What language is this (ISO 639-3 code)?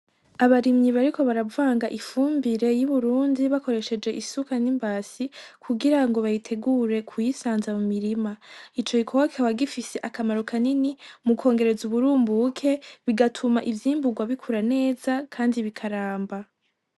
run